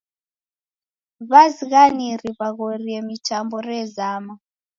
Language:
Taita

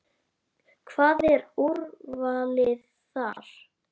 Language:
Icelandic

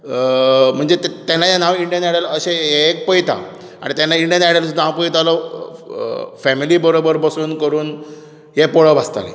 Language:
Konkani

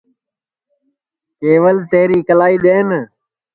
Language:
Sansi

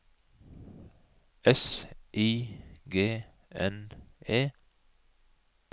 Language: Norwegian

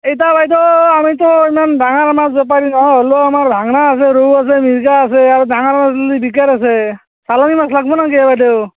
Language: Assamese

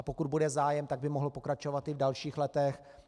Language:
Czech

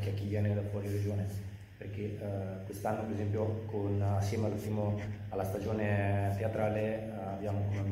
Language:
Italian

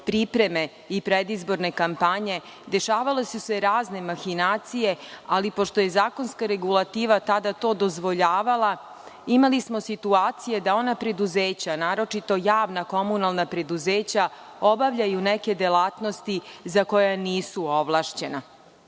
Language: Serbian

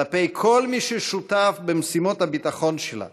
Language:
Hebrew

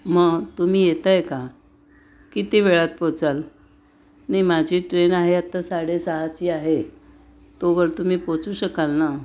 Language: Marathi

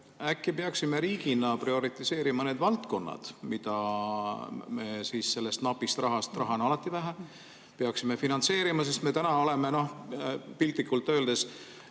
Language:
Estonian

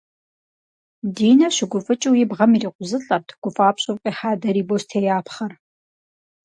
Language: Kabardian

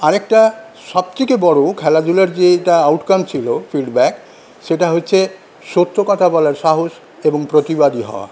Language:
Bangla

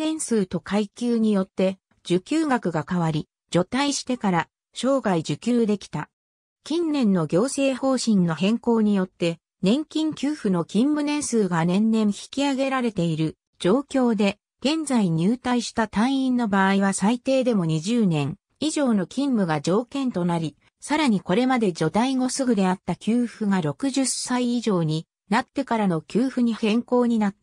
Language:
Japanese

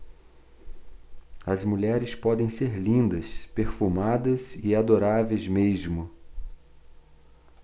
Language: Portuguese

